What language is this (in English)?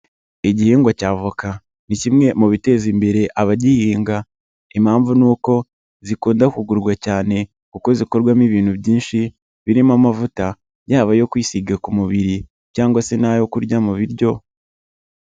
Kinyarwanda